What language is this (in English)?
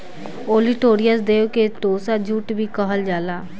Bhojpuri